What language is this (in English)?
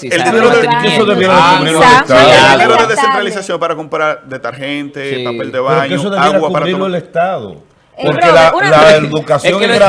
Spanish